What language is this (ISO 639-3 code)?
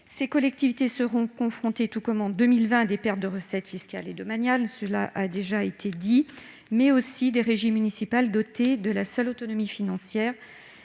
fra